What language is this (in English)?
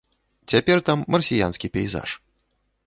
Belarusian